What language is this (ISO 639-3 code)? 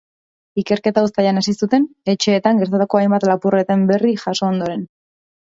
eus